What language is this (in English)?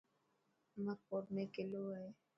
Dhatki